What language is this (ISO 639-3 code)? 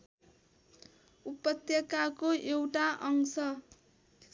nep